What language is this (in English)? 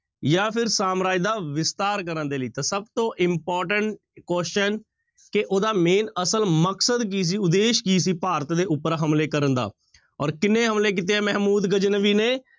Punjabi